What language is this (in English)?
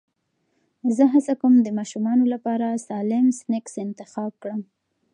Pashto